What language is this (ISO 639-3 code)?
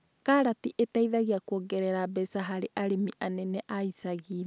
kik